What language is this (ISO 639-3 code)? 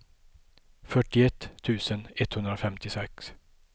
swe